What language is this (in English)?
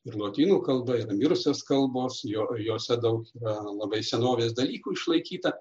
Lithuanian